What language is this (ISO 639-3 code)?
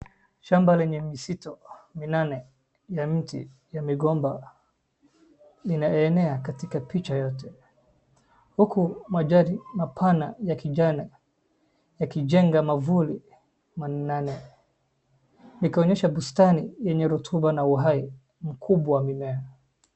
swa